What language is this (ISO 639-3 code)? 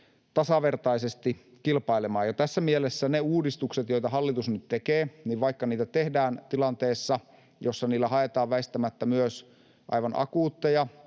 fin